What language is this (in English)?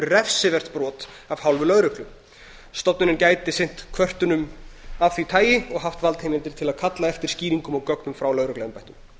Icelandic